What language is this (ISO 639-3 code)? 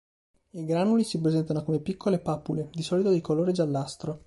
ita